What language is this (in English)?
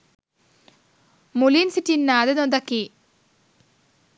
Sinhala